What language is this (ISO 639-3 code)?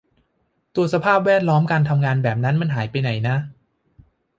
tha